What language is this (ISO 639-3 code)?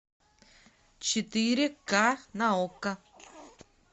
rus